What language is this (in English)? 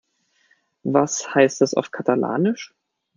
German